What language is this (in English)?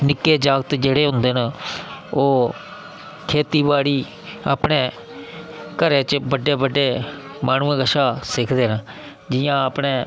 Dogri